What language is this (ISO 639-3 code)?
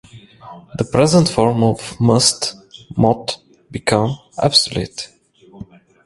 eng